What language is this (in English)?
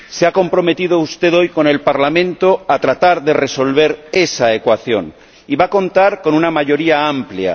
Spanish